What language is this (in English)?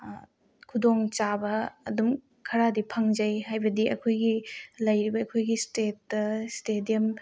Manipuri